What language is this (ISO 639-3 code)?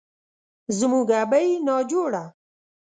pus